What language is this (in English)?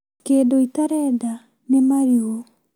Kikuyu